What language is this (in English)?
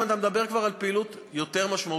Hebrew